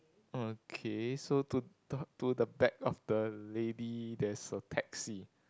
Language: English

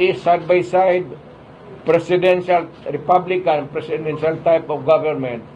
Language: Filipino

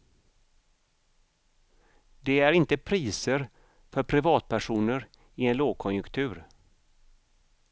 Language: Swedish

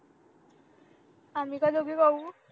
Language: Marathi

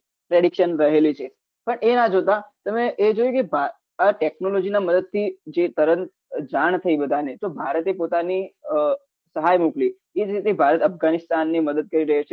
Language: Gujarati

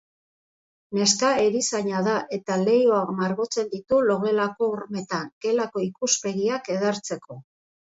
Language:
Basque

